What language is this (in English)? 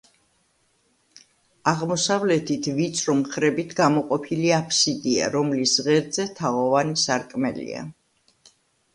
Georgian